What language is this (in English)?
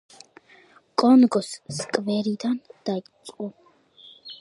Georgian